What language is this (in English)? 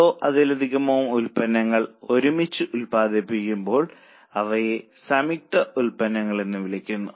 Malayalam